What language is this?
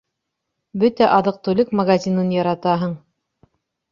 Bashkir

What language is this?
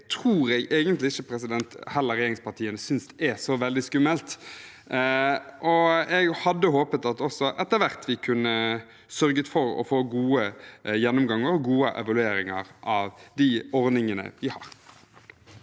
Norwegian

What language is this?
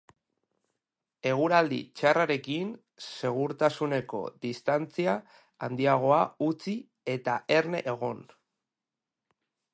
Basque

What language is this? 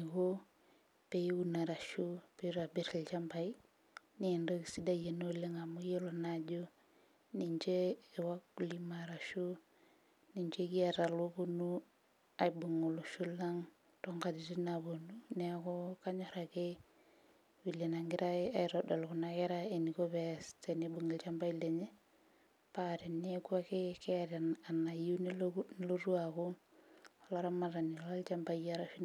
Masai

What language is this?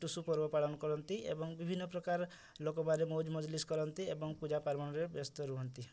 Odia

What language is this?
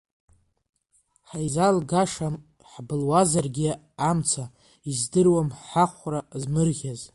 Abkhazian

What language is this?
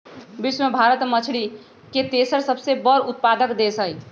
Magahi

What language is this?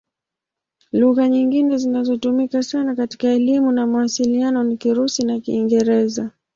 Swahili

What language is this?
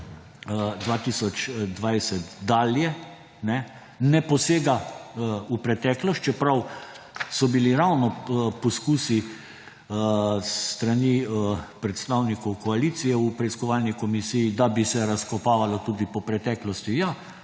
Slovenian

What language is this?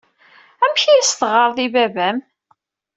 Kabyle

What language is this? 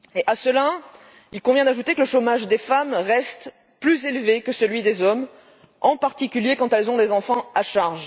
French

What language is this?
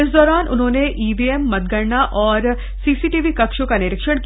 Hindi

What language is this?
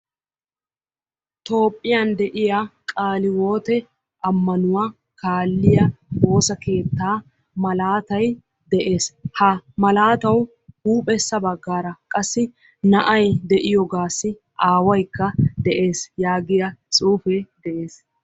Wolaytta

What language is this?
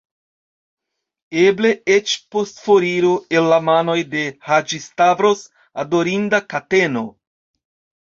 Esperanto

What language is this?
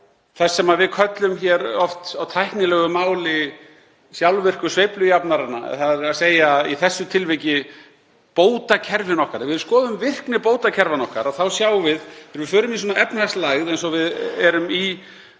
Icelandic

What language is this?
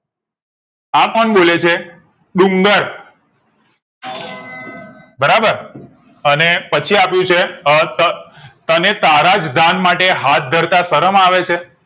Gujarati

